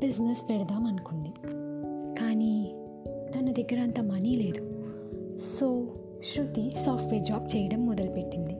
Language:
Telugu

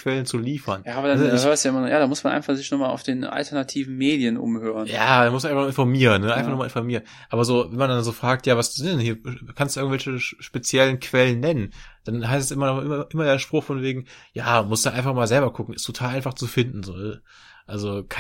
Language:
German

